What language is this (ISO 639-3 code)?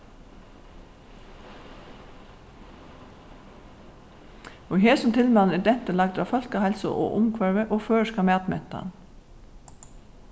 fao